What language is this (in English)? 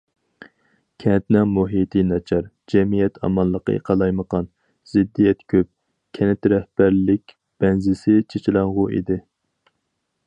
Uyghur